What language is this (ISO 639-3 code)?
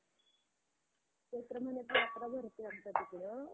mar